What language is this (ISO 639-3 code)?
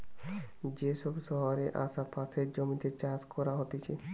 ben